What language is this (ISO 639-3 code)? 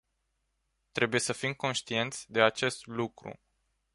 ron